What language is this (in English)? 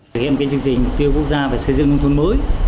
Vietnamese